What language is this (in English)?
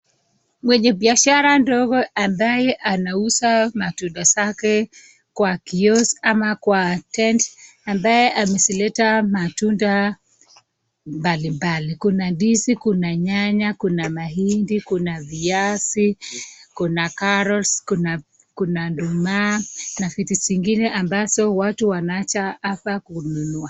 Swahili